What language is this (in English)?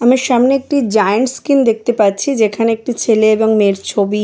Bangla